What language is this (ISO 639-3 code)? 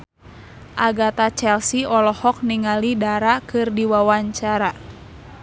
sun